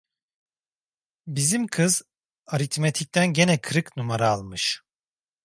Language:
Turkish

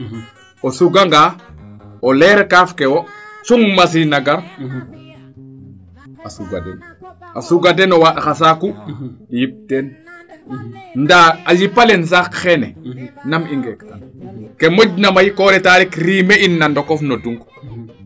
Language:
Serer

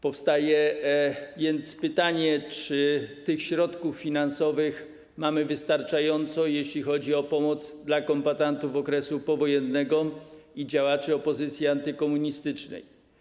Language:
Polish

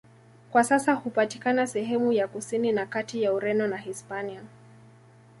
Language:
Swahili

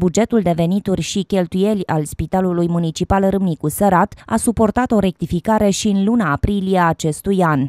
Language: Romanian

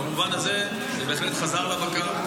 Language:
Hebrew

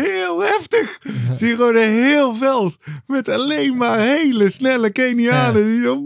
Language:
Dutch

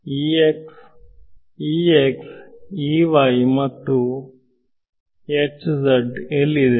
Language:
Kannada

